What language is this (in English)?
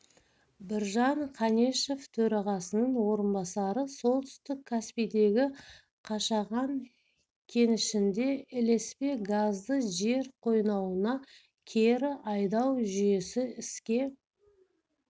Kazakh